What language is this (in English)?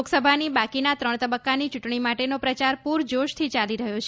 Gujarati